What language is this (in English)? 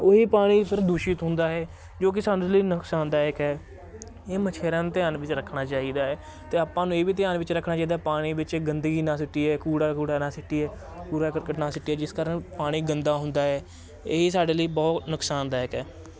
Punjabi